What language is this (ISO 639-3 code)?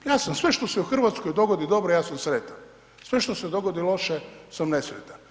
hrv